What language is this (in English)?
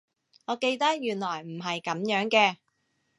Cantonese